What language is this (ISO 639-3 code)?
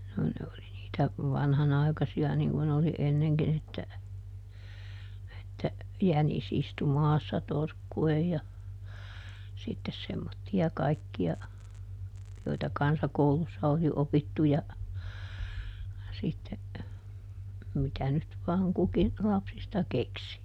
fin